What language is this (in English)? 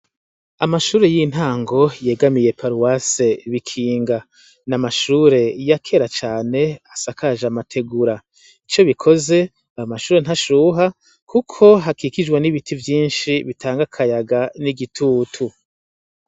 Rundi